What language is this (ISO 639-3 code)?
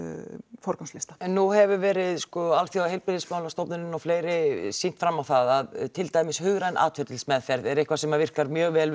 isl